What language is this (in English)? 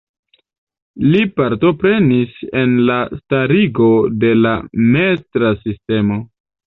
Esperanto